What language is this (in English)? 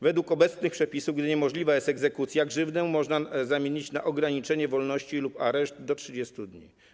Polish